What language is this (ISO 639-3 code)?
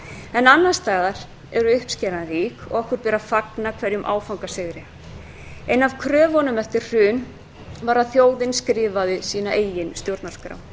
isl